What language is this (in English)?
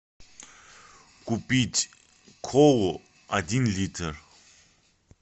Russian